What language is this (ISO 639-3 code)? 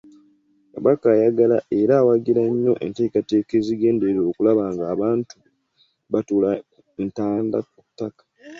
lug